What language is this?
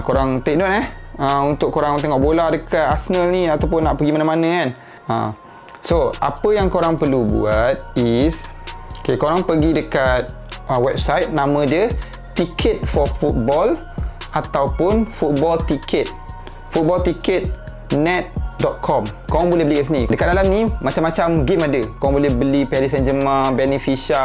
Malay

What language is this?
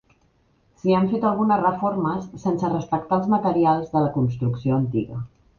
Catalan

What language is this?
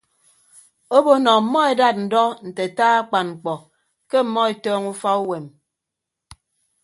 Ibibio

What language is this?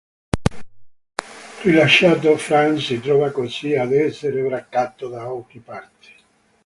Italian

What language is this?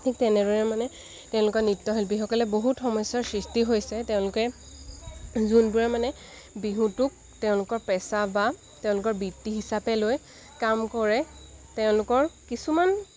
Assamese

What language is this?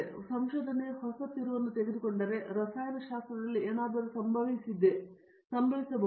Kannada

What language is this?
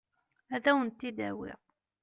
Kabyle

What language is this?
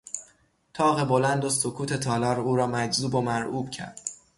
Persian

